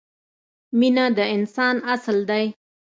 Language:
Pashto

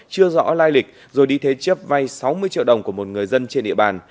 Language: Vietnamese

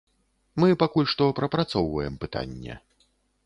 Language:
Belarusian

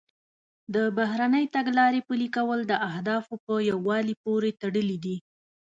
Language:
Pashto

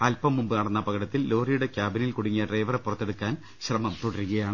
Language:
Malayalam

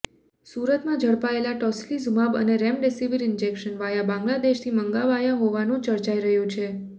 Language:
Gujarati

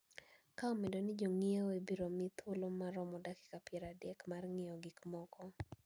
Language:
Luo (Kenya and Tanzania)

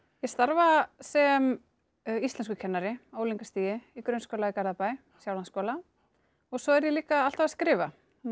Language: Icelandic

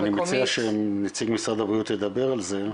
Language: Hebrew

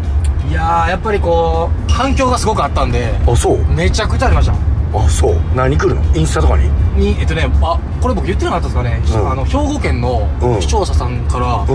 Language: Japanese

